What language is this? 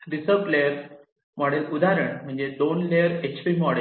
Marathi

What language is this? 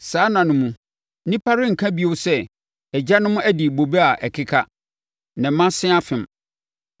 Akan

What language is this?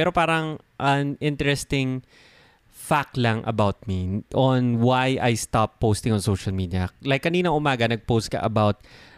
Filipino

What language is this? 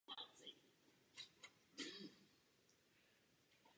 Czech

